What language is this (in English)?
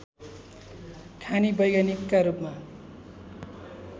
Nepali